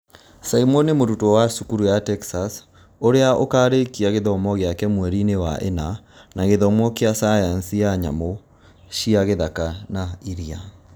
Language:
Kikuyu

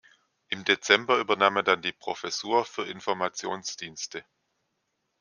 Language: German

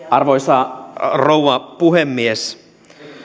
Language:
Finnish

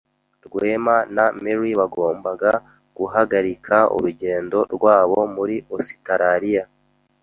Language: Kinyarwanda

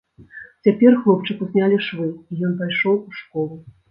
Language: Belarusian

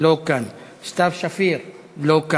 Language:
Hebrew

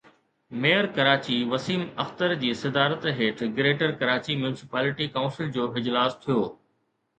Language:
Sindhi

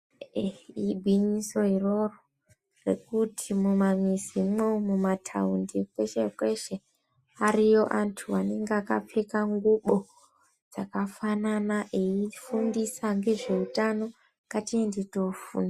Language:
Ndau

